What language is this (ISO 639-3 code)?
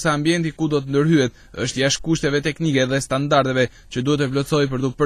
ron